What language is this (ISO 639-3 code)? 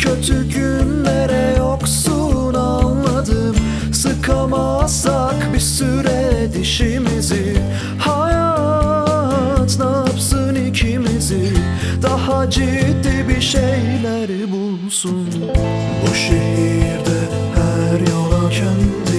tur